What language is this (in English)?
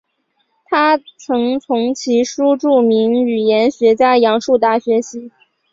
Chinese